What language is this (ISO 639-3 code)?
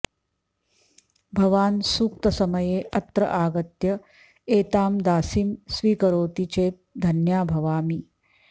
san